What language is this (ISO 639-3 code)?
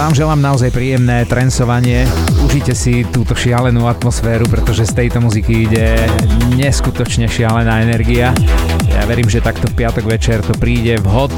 slk